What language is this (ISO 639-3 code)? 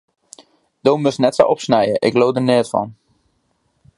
fry